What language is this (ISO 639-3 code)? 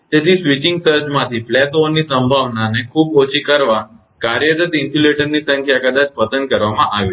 guj